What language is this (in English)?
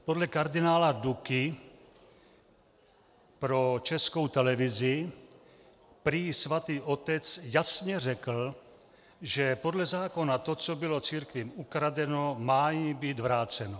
Czech